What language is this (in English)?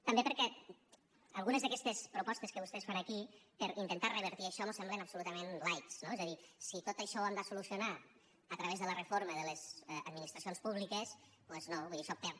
Catalan